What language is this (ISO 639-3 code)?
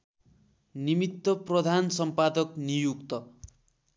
nep